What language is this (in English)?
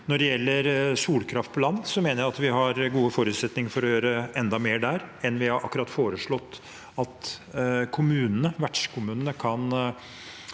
Norwegian